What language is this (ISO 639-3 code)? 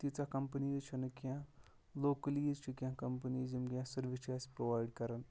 kas